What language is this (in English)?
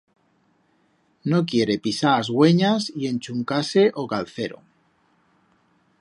Aragonese